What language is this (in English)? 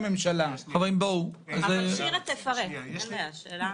Hebrew